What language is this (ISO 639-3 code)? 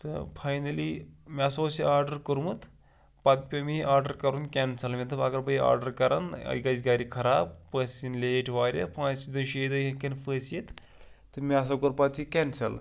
kas